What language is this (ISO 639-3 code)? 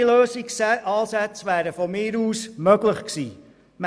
gsw